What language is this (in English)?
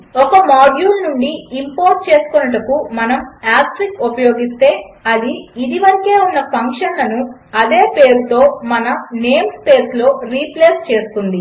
Telugu